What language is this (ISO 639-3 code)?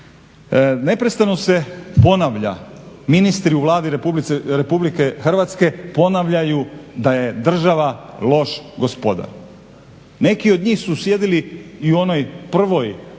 hrv